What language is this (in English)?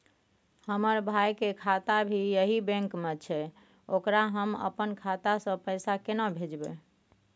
Maithili